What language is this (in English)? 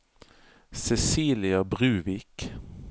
Norwegian